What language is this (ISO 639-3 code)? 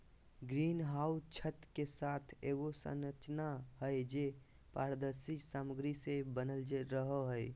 mag